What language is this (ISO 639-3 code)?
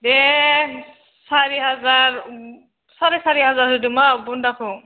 brx